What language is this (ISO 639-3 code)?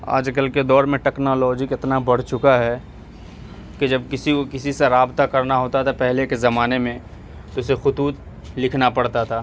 urd